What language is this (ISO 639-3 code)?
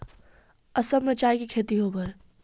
mag